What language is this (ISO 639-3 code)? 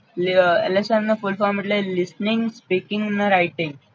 guj